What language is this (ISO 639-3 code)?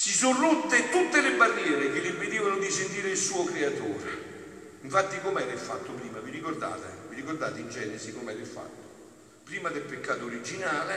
ita